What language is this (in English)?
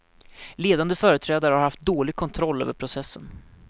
Swedish